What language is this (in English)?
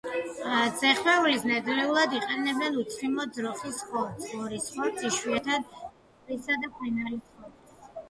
Georgian